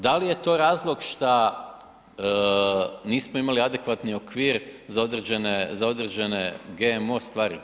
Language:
Croatian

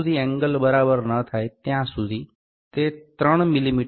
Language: Gujarati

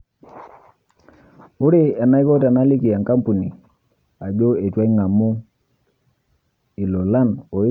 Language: Masai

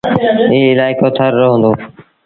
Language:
Sindhi Bhil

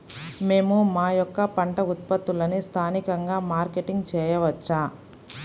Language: Telugu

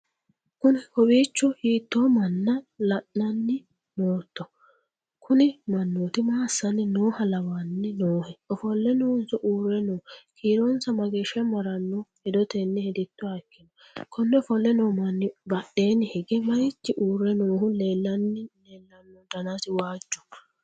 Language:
Sidamo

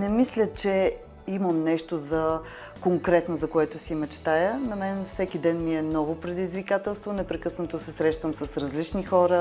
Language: Bulgarian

